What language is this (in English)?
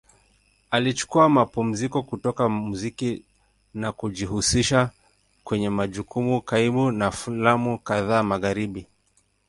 Swahili